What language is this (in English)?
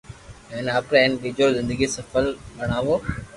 Loarki